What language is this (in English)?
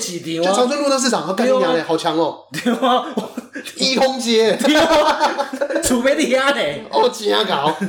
Chinese